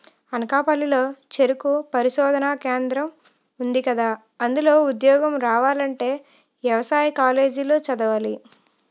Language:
Telugu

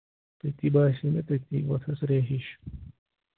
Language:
Kashmiri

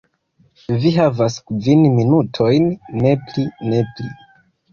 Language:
Esperanto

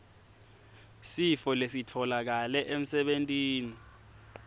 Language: Swati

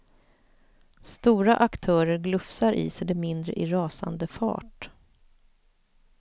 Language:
Swedish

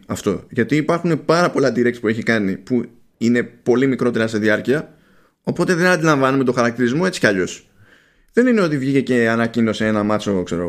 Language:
Greek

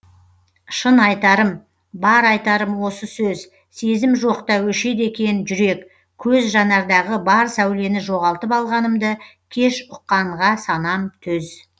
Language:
Kazakh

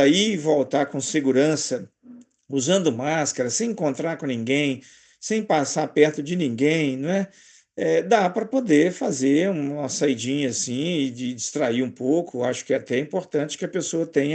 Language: Portuguese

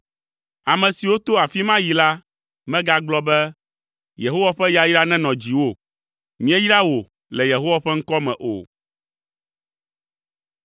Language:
Ewe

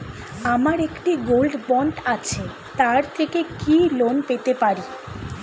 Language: Bangla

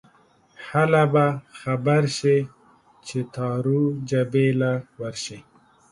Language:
Pashto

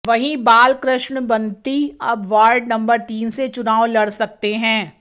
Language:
Hindi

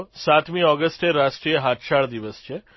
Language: Gujarati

